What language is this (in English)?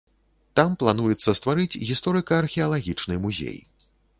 Belarusian